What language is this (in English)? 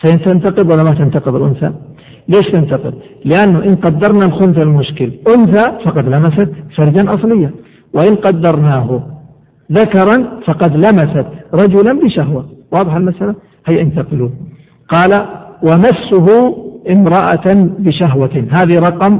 Arabic